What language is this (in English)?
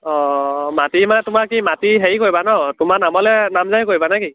Assamese